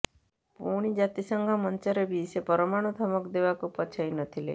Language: Odia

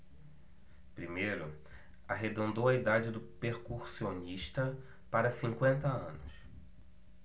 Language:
Portuguese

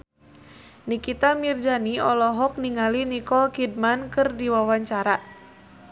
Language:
Sundanese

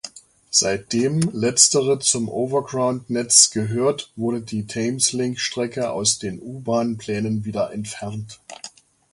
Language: German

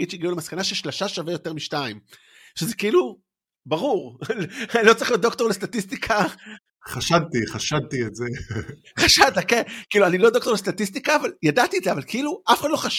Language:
Hebrew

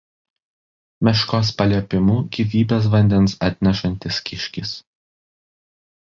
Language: Lithuanian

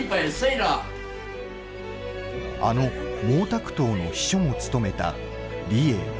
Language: Japanese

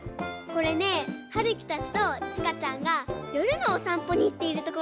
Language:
Japanese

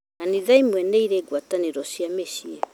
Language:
Kikuyu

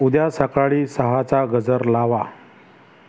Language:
Marathi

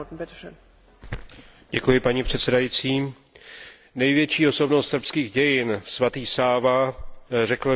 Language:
Czech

